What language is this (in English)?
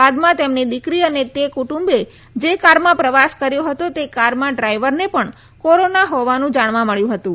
Gujarati